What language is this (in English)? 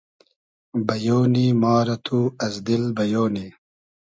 Hazaragi